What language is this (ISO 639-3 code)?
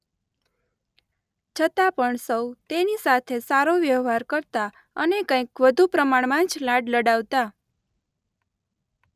guj